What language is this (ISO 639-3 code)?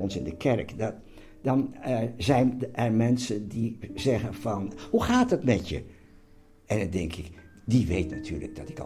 nld